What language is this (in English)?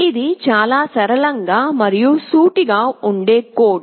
Telugu